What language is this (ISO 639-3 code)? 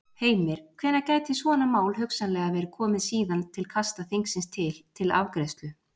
isl